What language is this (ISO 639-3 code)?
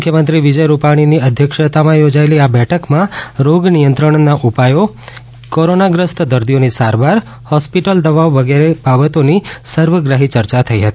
guj